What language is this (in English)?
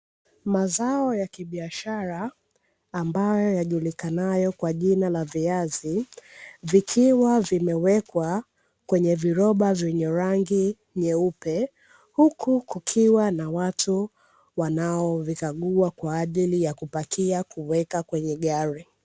Swahili